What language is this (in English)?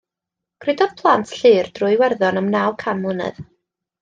Welsh